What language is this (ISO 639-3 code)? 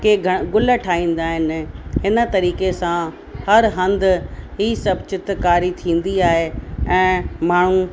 snd